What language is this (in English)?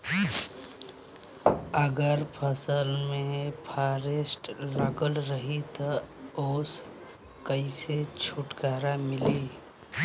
Bhojpuri